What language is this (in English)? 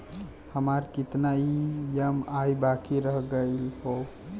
Bhojpuri